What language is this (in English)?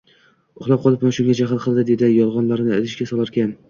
Uzbek